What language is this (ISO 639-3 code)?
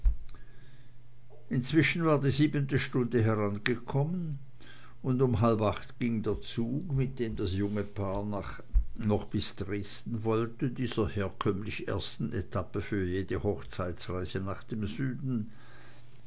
deu